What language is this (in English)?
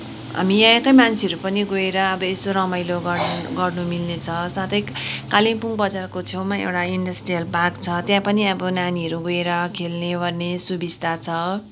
Nepali